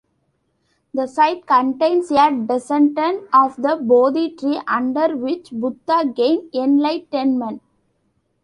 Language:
English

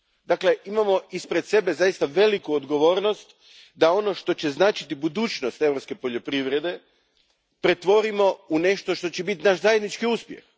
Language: Croatian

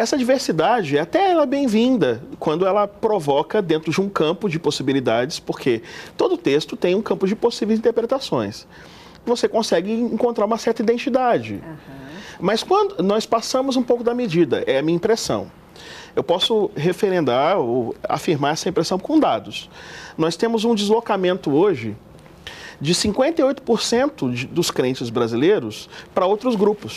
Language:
Portuguese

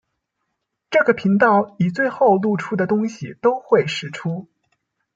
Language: Chinese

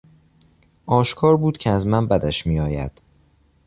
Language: Persian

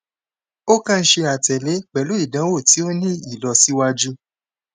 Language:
Yoruba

